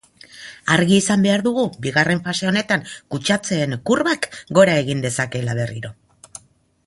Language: Basque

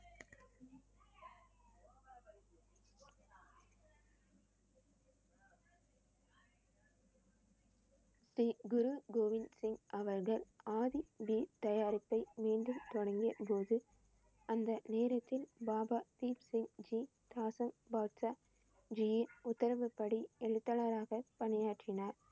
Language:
Tamil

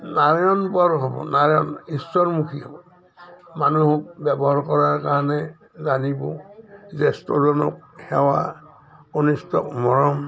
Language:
Assamese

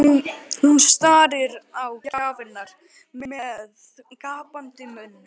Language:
Icelandic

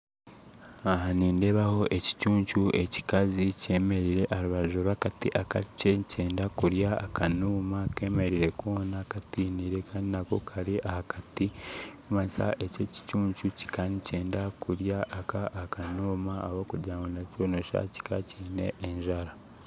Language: Nyankole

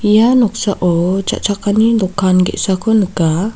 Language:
Garo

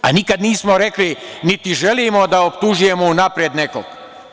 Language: Serbian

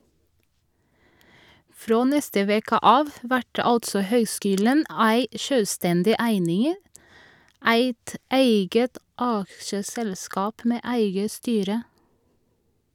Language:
Norwegian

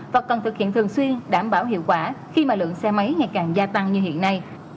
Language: Vietnamese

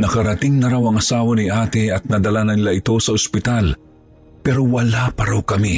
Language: Filipino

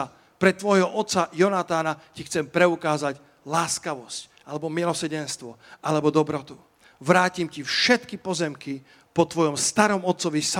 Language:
Slovak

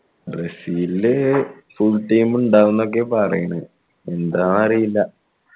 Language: Malayalam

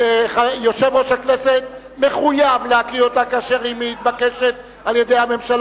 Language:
Hebrew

